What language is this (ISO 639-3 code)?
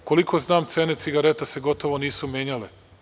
srp